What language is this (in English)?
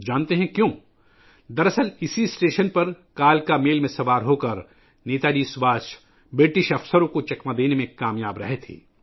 Urdu